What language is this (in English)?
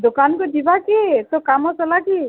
Odia